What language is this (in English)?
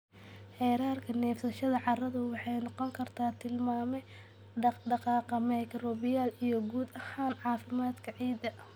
Somali